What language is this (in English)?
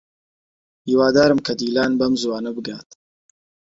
Central Kurdish